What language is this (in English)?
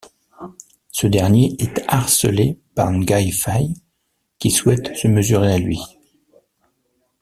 French